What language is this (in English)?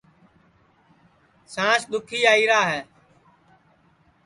Sansi